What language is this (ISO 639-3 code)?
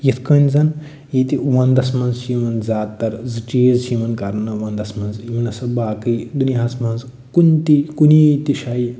kas